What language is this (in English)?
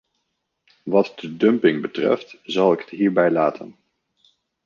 Dutch